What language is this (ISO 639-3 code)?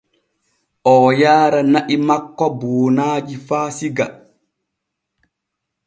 fue